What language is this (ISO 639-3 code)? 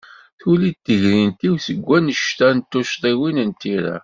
kab